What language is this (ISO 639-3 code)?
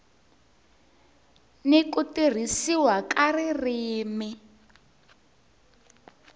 tso